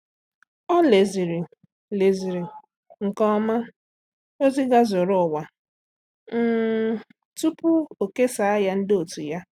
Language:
Igbo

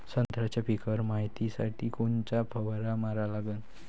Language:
Marathi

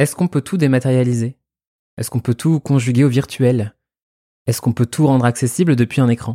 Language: French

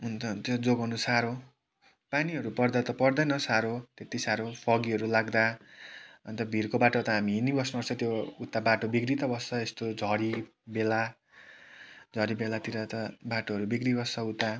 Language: Nepali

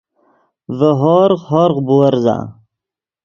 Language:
Yidgha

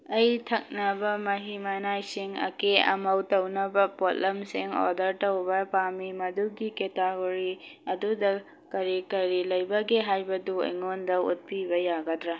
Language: Manipuri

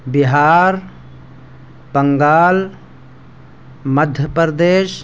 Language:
Urdu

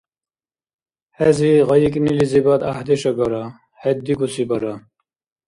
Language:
Dargwa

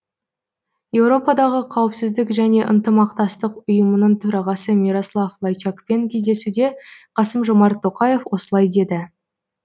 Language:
Kazakh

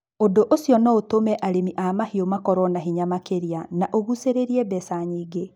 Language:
Kikuyu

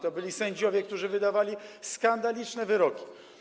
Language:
Polish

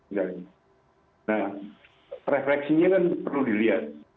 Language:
Indonesian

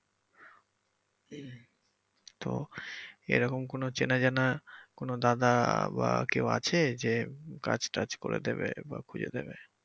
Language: Bangla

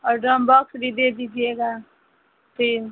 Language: Hindi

